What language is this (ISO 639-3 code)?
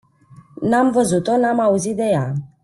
ron